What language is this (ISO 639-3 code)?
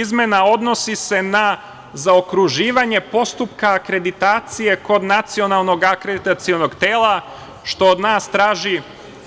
srp